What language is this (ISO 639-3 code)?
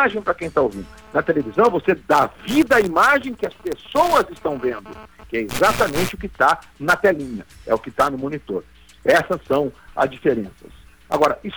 por